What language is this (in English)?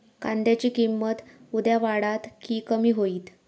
Marathi